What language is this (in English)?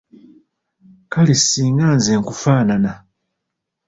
Ganda